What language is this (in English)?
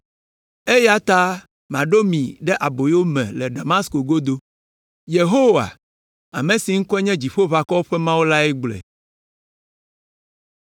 Ewe